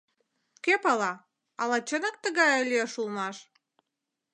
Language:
Mari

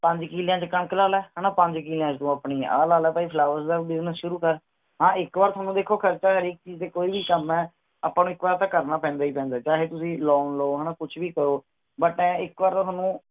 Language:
Punjabi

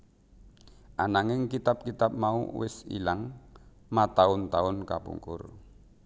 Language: Javanese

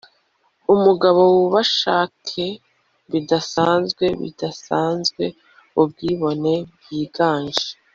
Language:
Kinyarwanda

